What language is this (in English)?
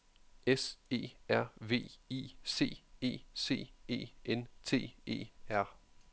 Danish